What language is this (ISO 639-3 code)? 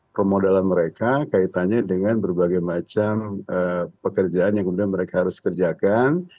ind